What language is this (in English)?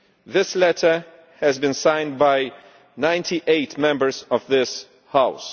English